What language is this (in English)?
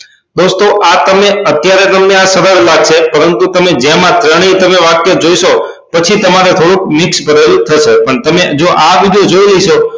Gujarati